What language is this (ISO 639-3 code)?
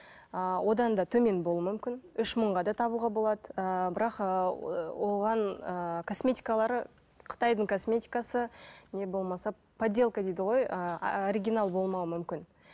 kaz